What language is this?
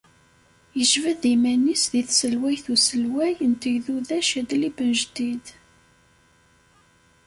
Kabyle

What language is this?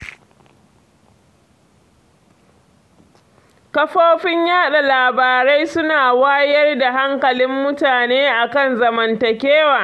Hausa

